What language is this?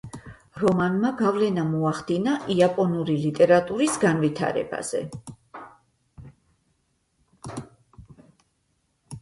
Georgian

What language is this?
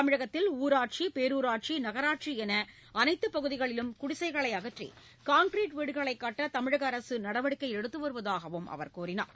Tamil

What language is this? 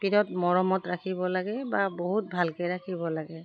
Assamese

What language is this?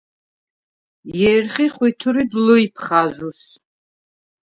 Svan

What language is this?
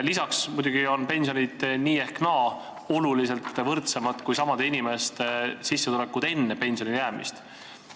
Estonian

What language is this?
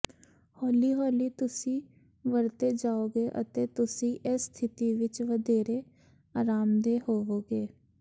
Punjabi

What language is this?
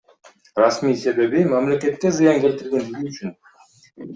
Kyrgyz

